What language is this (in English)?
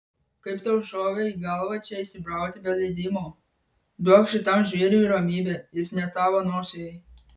Lithuanian